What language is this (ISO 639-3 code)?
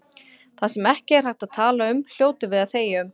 isl